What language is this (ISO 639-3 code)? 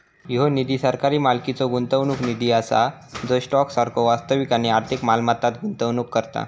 mar